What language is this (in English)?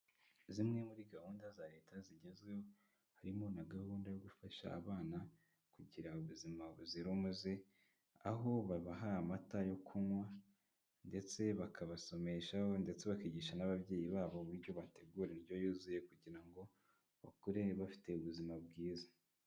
Kinyarwanda